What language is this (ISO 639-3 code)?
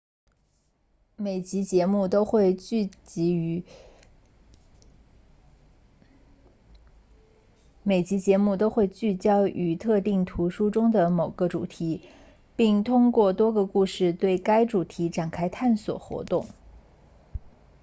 zho